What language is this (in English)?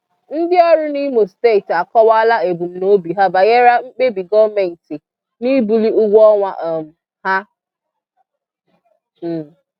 Igbo